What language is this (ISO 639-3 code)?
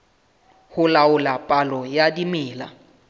sot